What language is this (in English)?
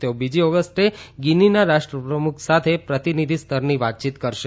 Gujarati